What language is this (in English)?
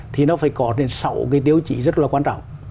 Vietnamese